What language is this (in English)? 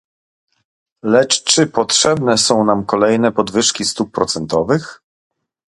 Polish